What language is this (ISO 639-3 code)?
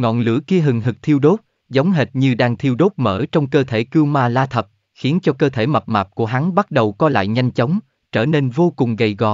vie